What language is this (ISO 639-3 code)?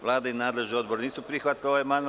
srp